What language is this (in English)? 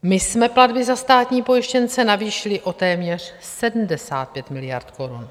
Czech